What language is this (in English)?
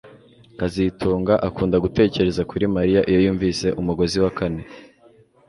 Kinyarwanda